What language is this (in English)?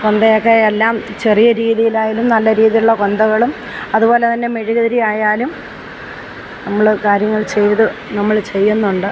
Malayalam